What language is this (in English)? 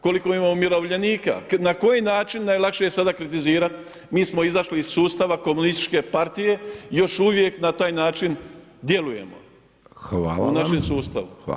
Croatian